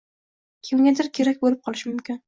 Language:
Uzbek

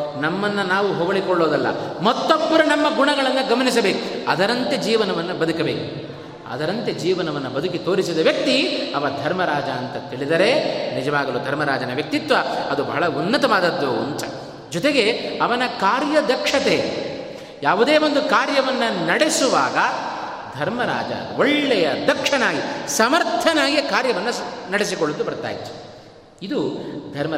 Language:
Kannada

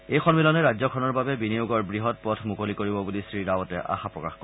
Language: Assamese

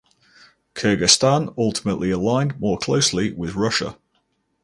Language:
English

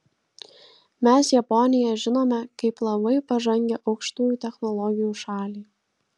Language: Lithuanian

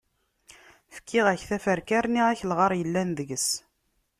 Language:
Kabyle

